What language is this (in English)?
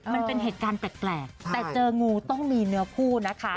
Thai